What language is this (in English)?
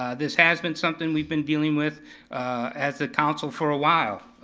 English